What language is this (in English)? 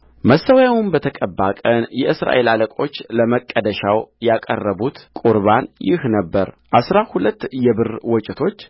Amharic